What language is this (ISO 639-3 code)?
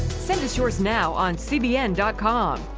eng